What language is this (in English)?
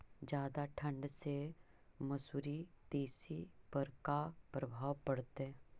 Magahi